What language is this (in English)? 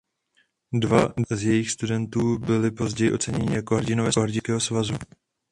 Czech